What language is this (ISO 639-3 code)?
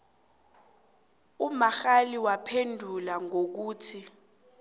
nbl